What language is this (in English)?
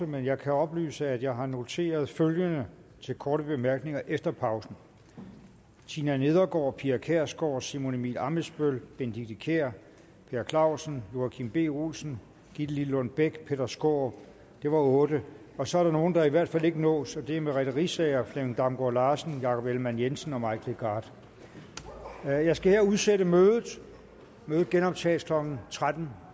Danish